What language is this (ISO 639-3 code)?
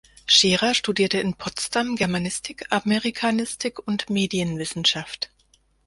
deu